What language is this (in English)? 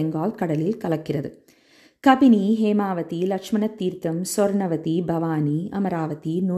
Tamil